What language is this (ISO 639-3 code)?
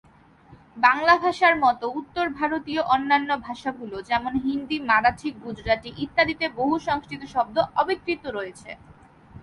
ben